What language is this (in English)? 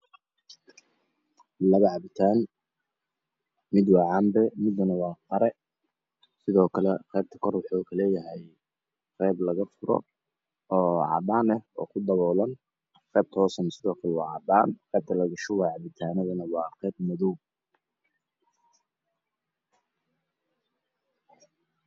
Somali